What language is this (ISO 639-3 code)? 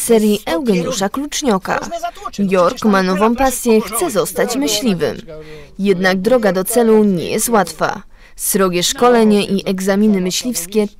pol